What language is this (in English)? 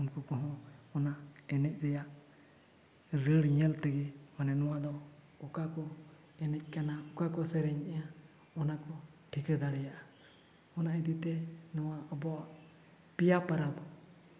Santali